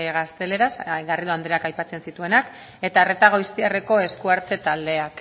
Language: Basque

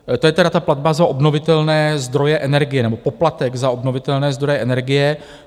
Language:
Czech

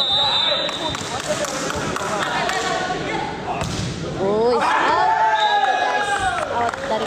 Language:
Malay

